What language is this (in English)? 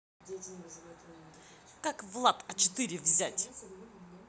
Russian